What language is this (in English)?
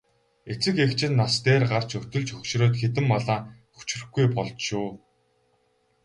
Mongolian